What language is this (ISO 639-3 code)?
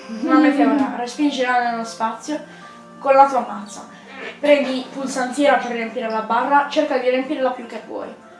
ita